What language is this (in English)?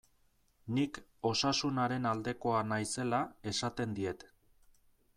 Basque